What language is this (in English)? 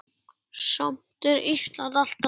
Icelandic